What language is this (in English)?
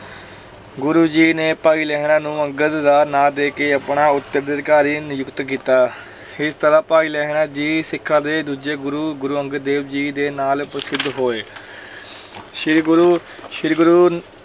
Punjabi